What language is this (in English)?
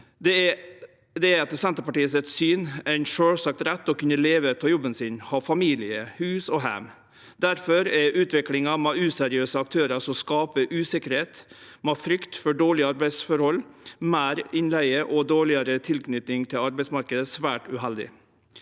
Norwegian